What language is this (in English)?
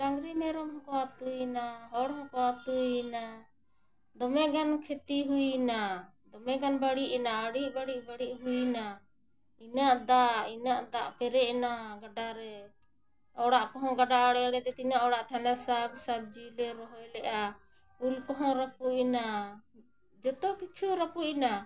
Santali